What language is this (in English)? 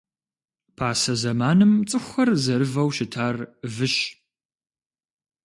Kabardian